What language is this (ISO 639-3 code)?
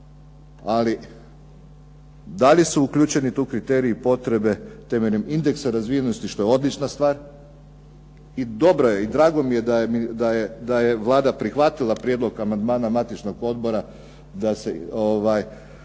hrv